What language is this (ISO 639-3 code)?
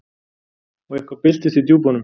isl